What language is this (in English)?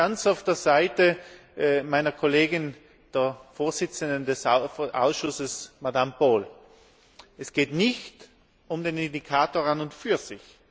German